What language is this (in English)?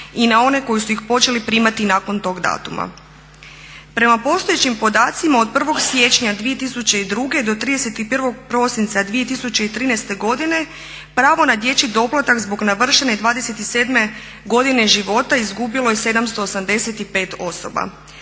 Croatian